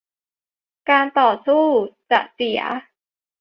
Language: Thai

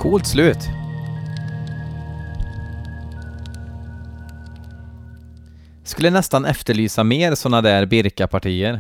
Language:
Swedish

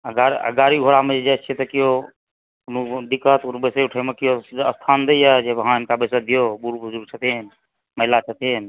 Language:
Maithili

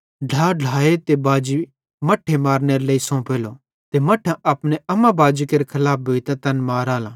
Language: Bhadrawahi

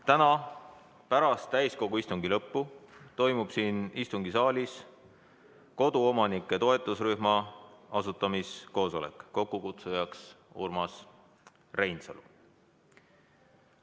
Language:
Estonian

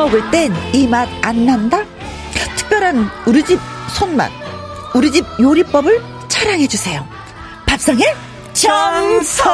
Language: Korean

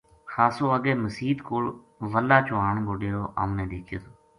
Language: Gujari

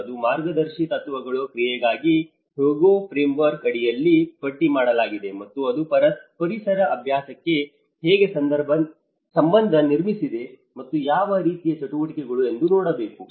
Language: Kannada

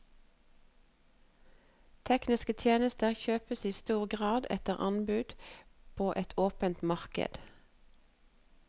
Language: Norwegian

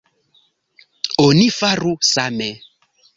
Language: Esperanto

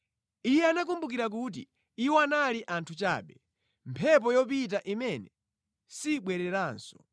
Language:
Nyanja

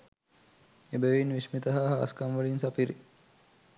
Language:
Sinhala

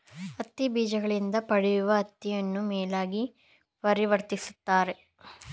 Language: Kannada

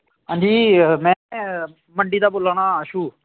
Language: Dogri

